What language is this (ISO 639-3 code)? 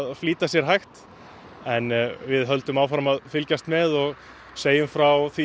isl